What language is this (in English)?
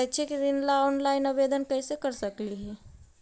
Magahi